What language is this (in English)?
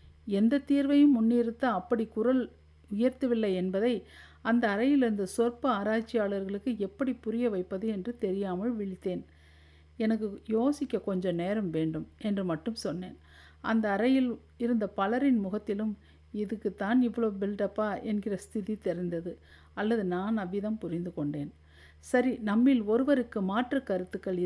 Tamil